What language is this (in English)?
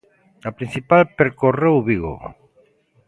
Galician